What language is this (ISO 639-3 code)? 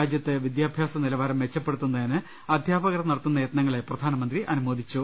mal